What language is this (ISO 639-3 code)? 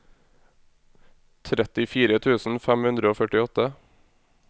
nor